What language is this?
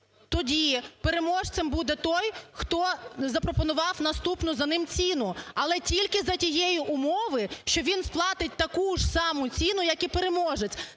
Ukrainian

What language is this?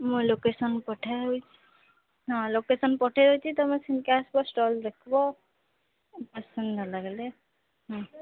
Odia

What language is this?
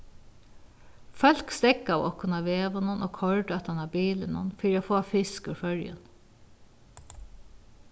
Faroese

